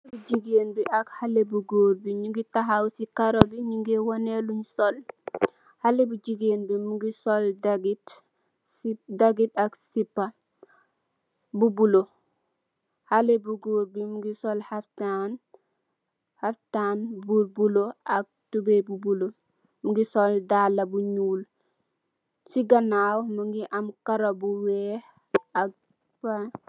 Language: Wolof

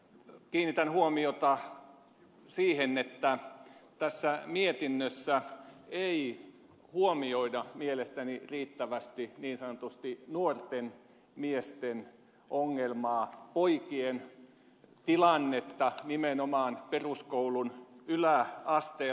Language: Finnish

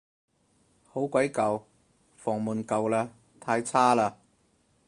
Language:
Cantonese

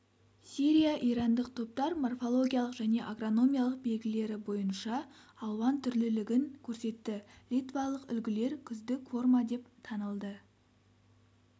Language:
Kazakh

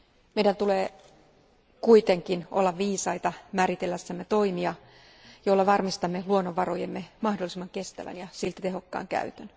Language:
Finnish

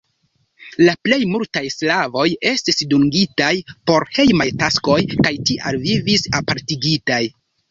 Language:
Esperanto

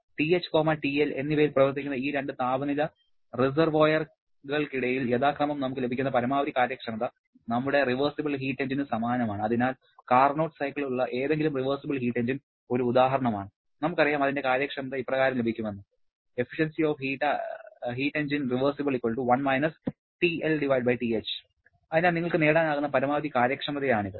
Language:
Malayalam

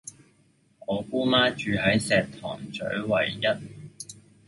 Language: Cantonese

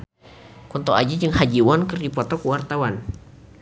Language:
Sundanese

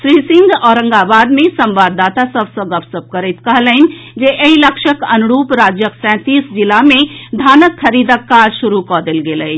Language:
Maithili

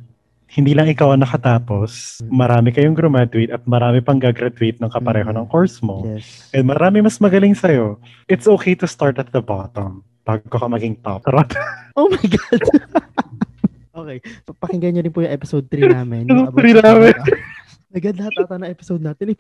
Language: Filipino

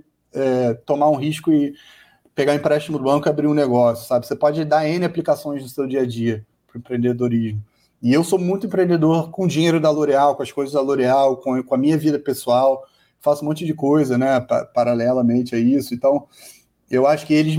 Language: Portuguese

